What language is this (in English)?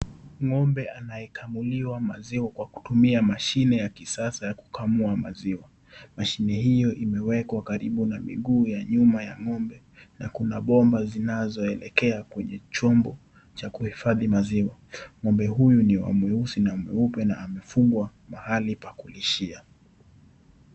Swahili